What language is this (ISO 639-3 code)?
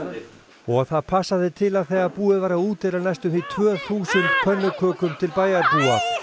isl